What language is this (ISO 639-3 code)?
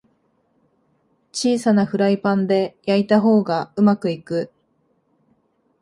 jpn